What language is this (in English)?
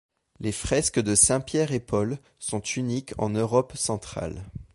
French